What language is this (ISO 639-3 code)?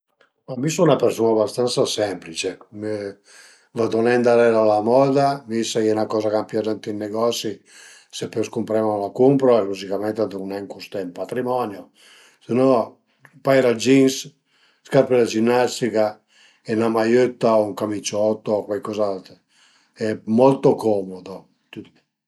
pms